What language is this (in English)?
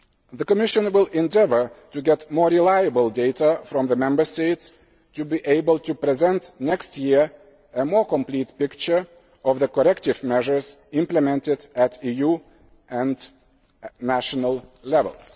English